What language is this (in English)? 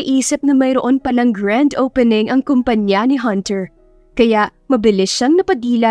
Filipino